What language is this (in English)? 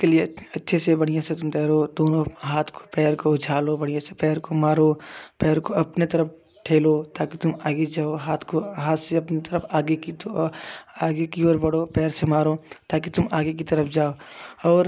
Hindi